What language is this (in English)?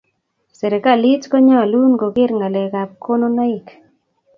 Kalenjin